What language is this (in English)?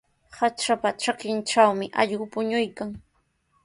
Sihuas Ancash Quechua